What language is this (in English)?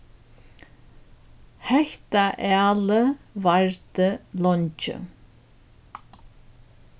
Faroese